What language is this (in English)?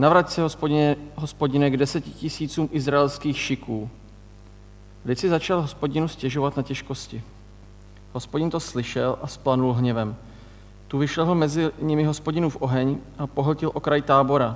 Czech